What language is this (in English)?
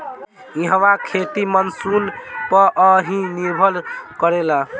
Bhojpuri